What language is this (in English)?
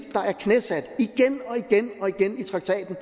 Danish